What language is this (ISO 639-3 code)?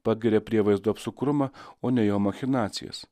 lit